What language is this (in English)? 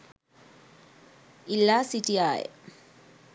Sinhala